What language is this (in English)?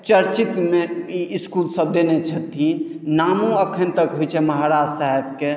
Maithili